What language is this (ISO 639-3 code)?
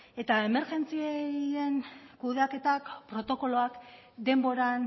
eus